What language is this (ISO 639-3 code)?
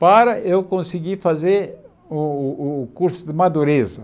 por